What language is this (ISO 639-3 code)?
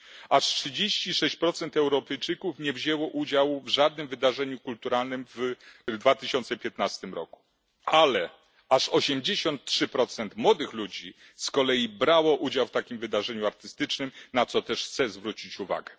pol